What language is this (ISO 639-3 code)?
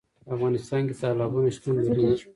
pus